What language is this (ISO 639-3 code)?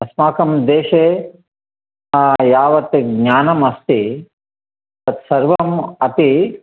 san